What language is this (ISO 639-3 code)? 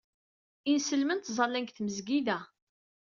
kab